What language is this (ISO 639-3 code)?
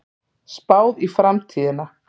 isl